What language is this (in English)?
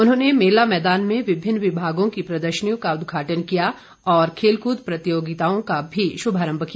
Hindi